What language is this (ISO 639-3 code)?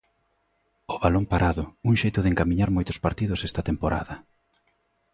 glg